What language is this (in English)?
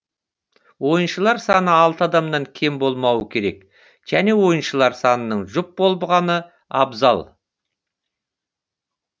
Kazakh